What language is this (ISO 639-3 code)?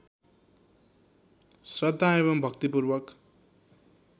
nep